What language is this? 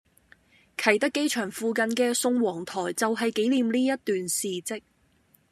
Cantonese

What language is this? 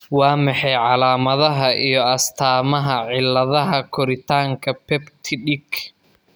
Somali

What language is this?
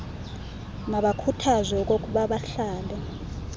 Xhosa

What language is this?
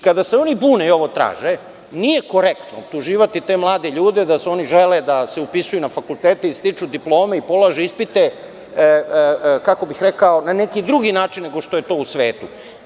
Serbian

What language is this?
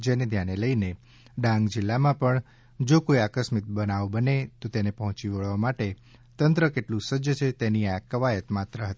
Gujarati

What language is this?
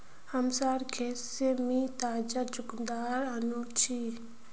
Magahi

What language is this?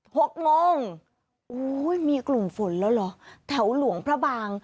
Thai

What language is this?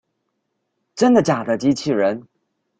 Chinese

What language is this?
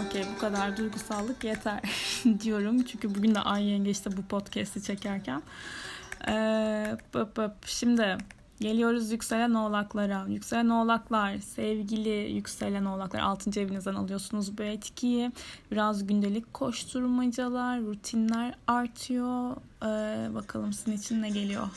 Turkish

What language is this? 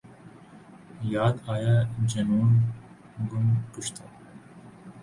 Urdu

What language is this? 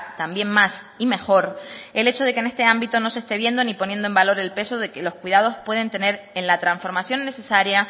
Spanish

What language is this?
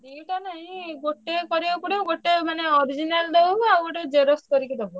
Odia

